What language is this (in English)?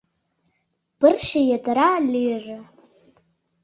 Mari